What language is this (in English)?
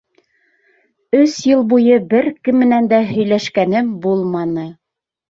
Bashkir